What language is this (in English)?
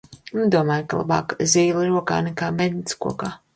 Latvian